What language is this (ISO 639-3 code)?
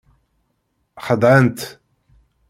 kab